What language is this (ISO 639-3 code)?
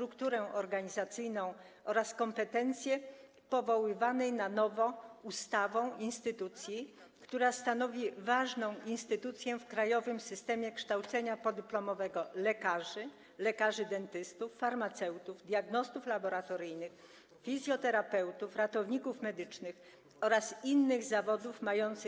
pol